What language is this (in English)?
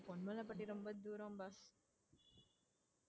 Tamil